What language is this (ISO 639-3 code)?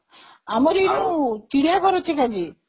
ori